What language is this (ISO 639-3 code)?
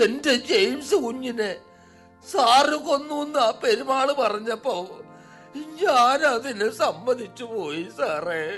mal